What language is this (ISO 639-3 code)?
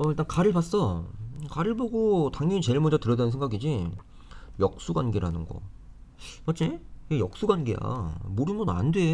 kor